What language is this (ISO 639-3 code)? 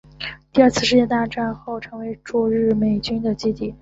zho